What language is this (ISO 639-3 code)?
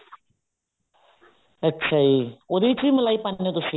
pan